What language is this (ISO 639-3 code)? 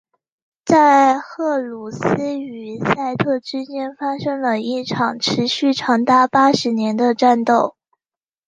zho